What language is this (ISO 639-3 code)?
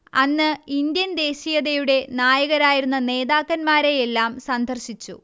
mal